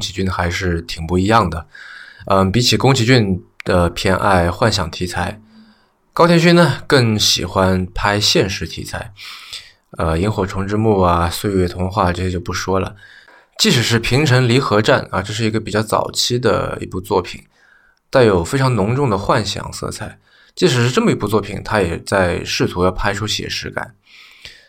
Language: Chinese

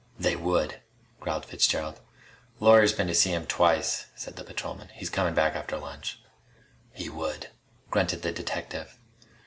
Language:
English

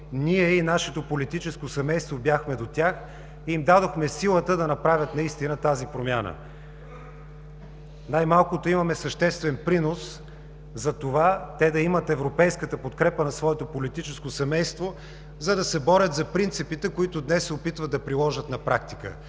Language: Bulgarian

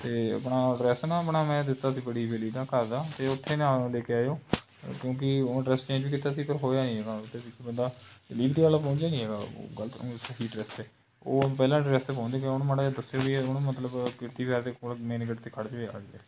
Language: Punjabi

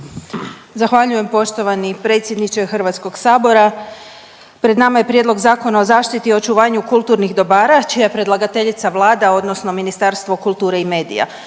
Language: Croatian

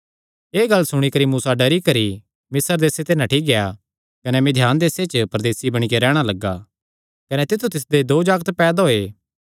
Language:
Kangri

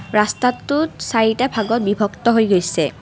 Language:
Assamese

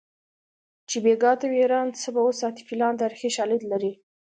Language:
Pashto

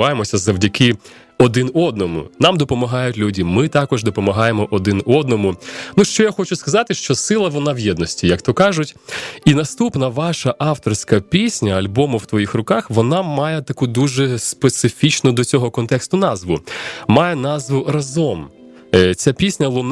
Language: Ukrainian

